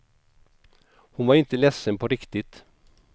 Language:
Swedish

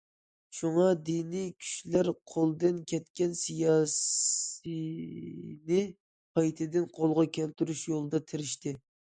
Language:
Uyghur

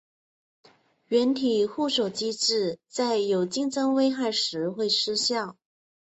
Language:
Chinese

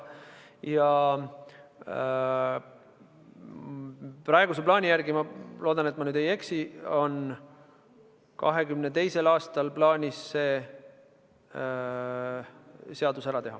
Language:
Estonian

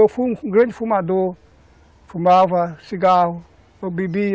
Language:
Portuguese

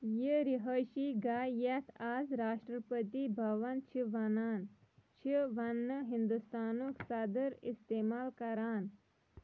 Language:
Kashmiri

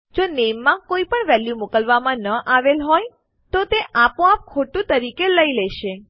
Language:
Gujarati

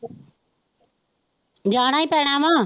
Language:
Punjabi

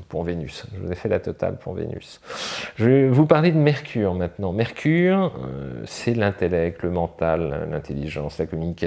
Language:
French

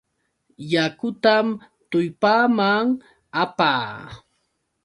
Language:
Yauyos Quechua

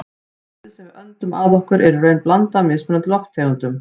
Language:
Icelandic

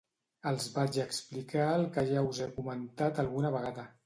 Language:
Catalan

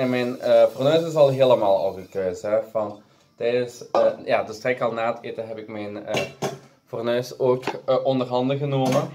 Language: Dutch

